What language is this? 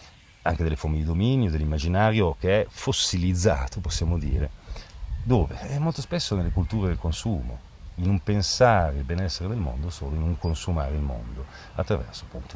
Italian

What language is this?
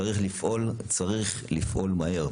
Hebrew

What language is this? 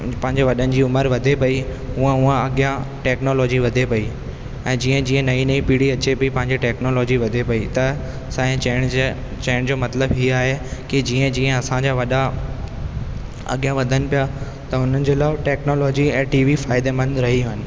Sindhi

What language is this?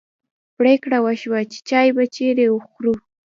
Pashto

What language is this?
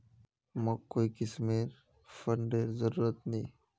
Magahi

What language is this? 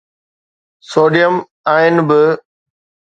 Sindhi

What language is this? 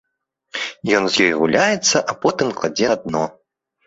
Belarusian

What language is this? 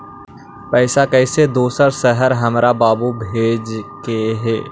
Magahi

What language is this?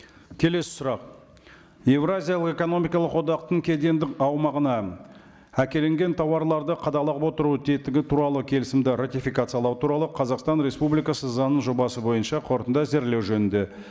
Kazakh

